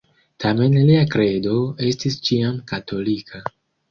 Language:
Esperanto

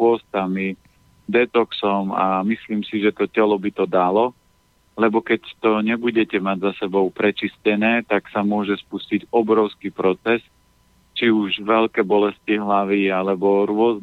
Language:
Slovak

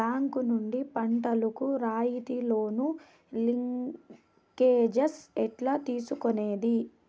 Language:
Telugu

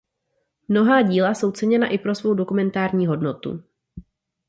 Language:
Czech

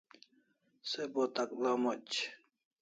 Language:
Kalasha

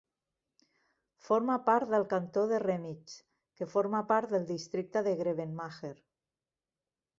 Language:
Catalan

